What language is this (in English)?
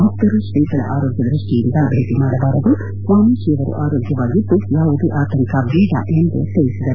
Kannada